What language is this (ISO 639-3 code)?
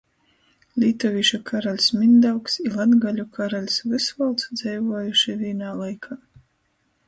ltg